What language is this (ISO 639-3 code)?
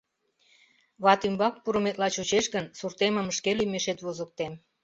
chm